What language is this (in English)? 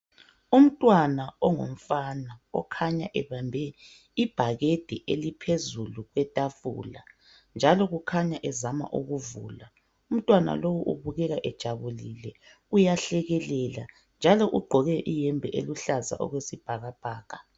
North Ndebele